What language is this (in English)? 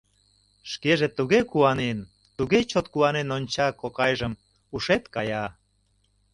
Mari